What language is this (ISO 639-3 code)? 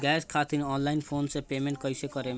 bho